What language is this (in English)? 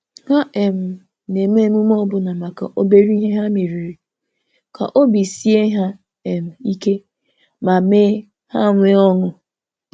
Igbo